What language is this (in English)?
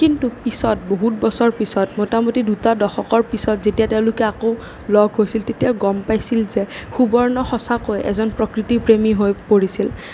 Assamese